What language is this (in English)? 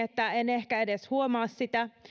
Finnish